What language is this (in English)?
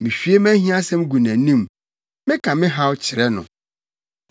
Akan